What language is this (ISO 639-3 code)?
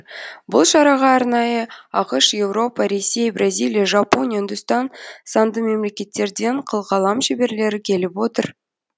kaz